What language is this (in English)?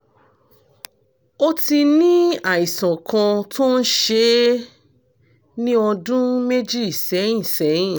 Yoruba